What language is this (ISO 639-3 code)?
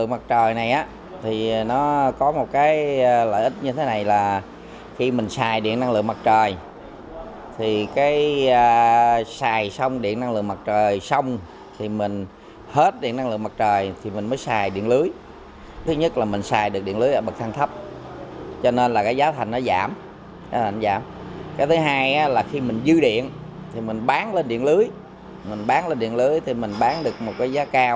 vie